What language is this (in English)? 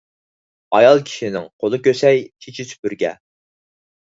Uyghur